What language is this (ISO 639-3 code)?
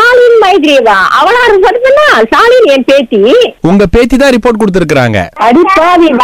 tam